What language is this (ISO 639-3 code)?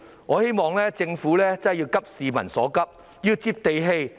yue